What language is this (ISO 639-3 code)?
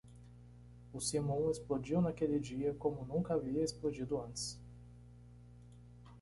por